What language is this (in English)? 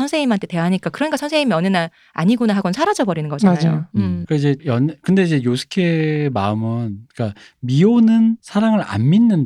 Korean